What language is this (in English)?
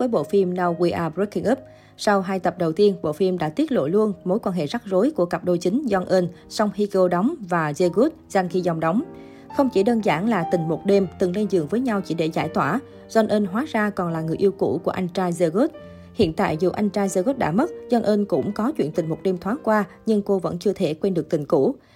Vietnamese